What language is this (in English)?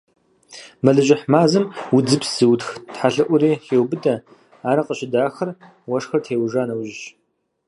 Kabardian